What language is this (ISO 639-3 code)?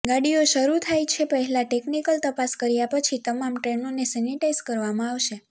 guj